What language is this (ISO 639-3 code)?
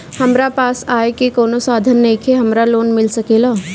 bho